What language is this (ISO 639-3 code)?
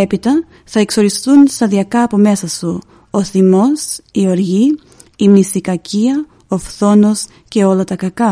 ell